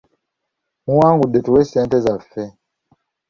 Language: Ganda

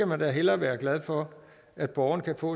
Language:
Danish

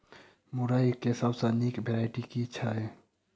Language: Maithili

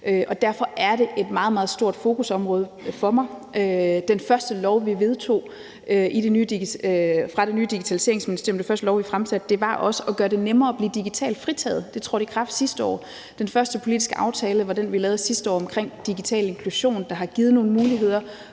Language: Danish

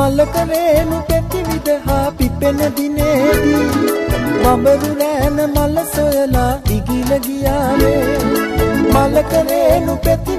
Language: Vietnamese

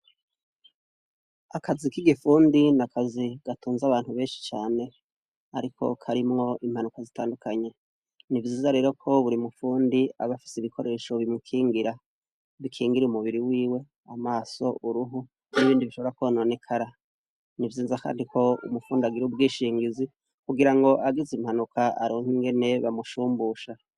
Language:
Rundi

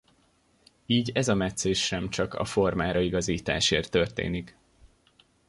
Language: Hungarian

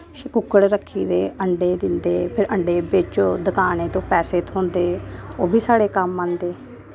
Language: Dogri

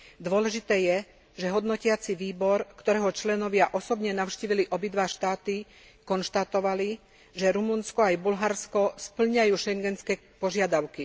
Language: Slovak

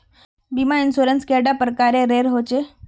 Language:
Magahi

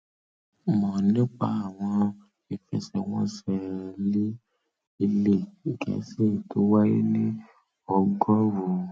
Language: Yoruba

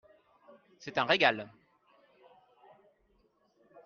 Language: French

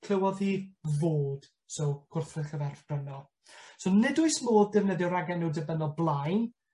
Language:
Welsh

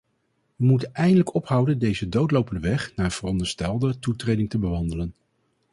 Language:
Dutch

